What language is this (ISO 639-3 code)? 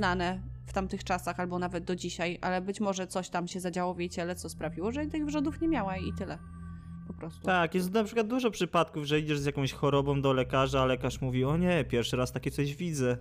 pol